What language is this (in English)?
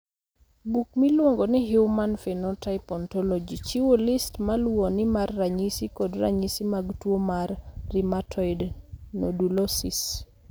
Luo (Kenya and Tanzania)